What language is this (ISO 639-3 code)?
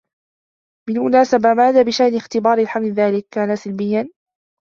ara